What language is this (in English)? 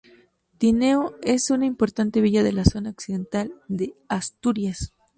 Spanish